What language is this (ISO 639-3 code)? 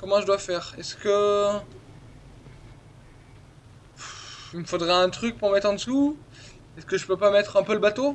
fra